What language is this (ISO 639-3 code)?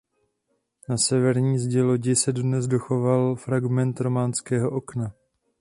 ces